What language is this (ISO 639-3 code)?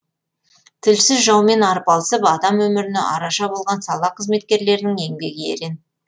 kaz